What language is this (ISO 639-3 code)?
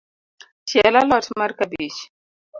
luo